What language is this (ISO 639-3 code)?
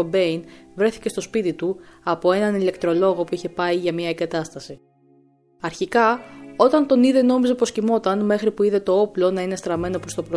ell